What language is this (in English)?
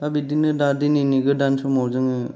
Bodo